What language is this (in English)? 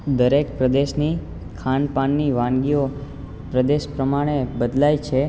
Gujarati